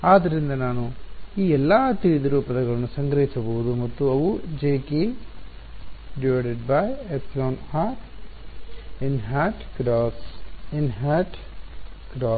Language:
Kannada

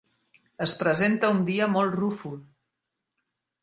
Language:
Catalan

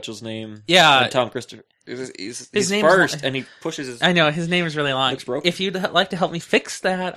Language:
English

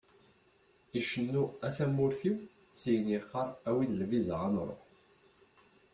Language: Kabyle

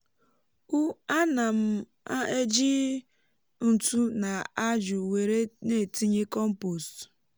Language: Igbo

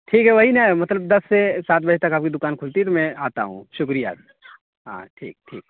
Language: Urdu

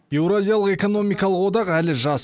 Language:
Kazakh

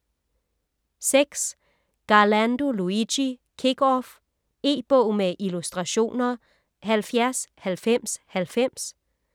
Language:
Danish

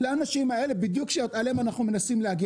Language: Hebrew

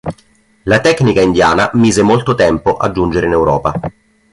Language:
Italian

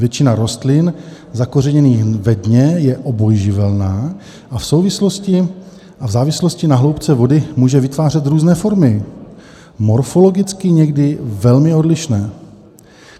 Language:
Czech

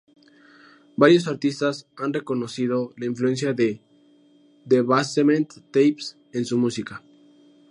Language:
Spanish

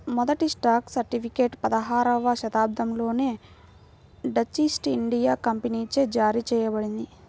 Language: Telugu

